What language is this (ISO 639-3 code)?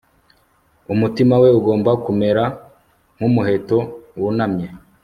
kin